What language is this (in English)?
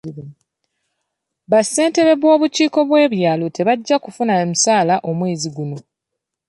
Ganda